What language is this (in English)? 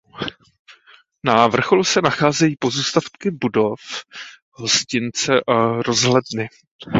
Czech